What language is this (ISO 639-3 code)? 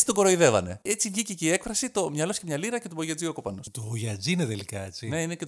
ell